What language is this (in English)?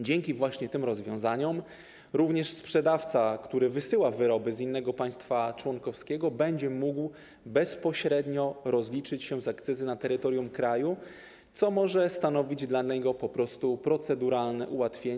Polish